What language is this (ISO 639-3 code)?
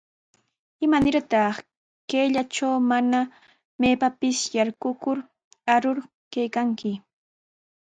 qws